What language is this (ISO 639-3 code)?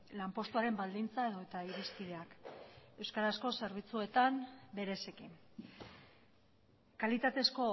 eus